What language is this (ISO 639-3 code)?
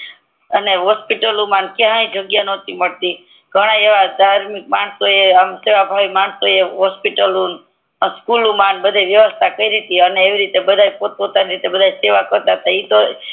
guj